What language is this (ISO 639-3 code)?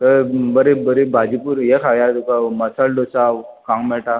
kok